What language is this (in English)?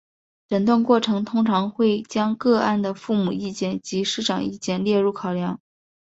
Chinese